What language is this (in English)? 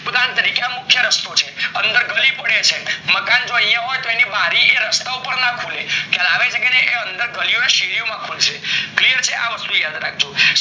Gujarati